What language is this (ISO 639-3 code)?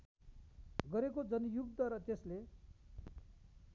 nep